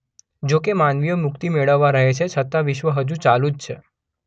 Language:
Gujarati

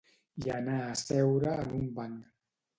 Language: Catalan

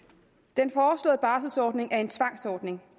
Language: Danish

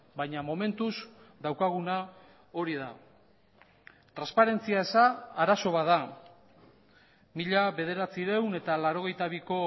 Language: Basque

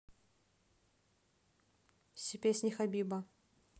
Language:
Russian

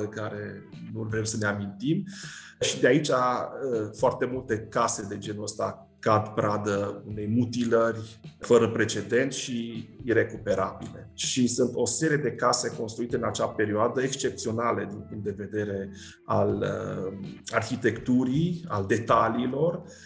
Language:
Romanian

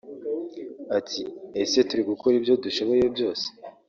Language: Kinyarwanda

